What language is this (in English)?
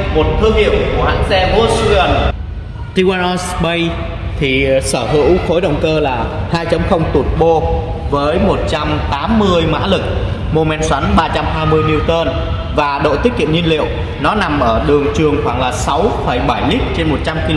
Vietnamese